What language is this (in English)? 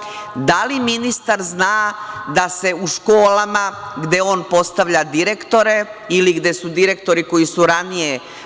Serbian